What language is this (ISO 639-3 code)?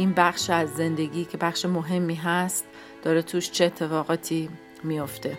fas